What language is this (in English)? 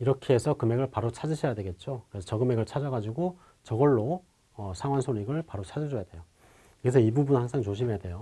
Korean